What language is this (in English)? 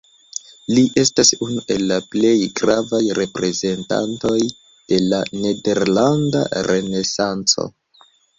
Esperanto